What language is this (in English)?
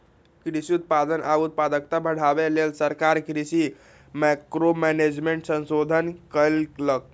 Magahi